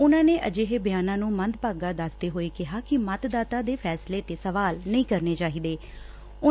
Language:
Punjabi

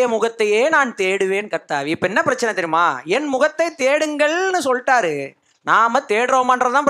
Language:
Tamil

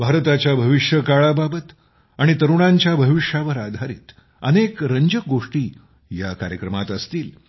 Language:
Marathi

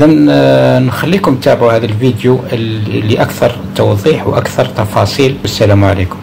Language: Arabic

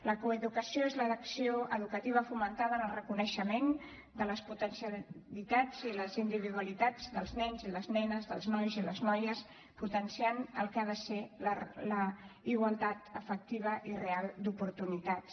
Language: Catalan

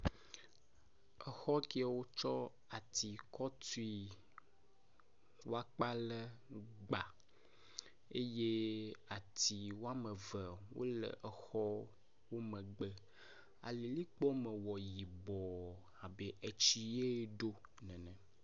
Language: Ewe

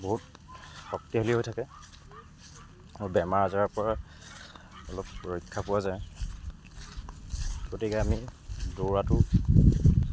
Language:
Assamese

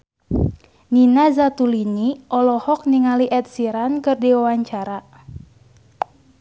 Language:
Sundanese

